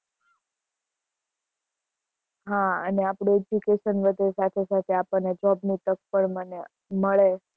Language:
Gujarati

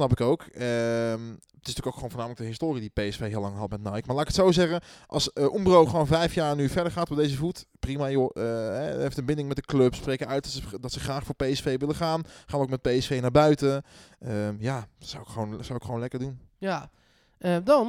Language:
Dutch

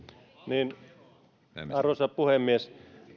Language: Finnish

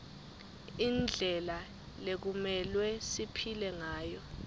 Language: Swati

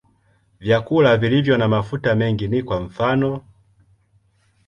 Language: Swahili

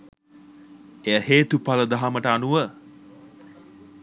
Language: Sinhala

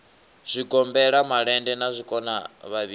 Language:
Venda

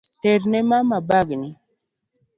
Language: Luo (Kenya and Tanzania)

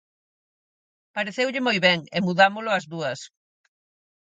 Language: Galician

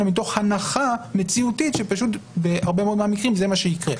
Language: Hebrew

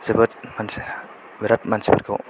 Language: Bodo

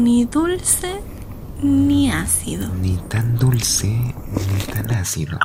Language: Spanish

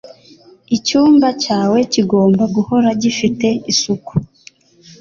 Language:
Kinyarwanda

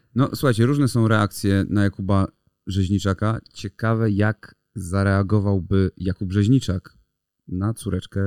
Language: Polish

